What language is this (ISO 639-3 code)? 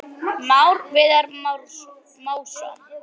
isl